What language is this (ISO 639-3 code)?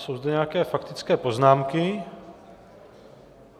ces